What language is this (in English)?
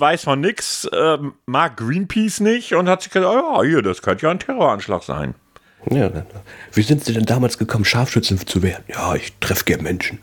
German